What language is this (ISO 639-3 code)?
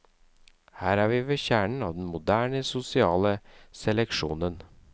nor